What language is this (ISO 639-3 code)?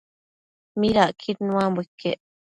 mcf